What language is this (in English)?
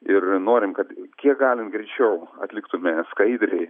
Lithuanian